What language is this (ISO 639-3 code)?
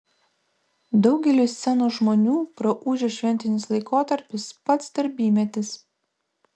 lit